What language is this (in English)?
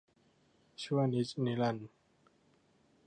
Thai